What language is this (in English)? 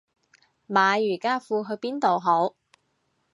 Cantonese